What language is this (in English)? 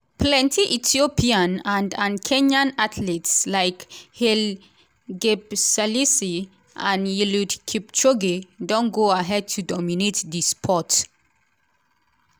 Nigerian Pidgin